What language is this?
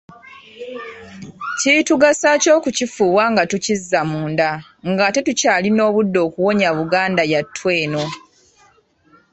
Ganda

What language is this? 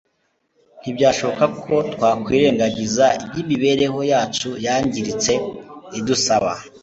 Kinyarwanda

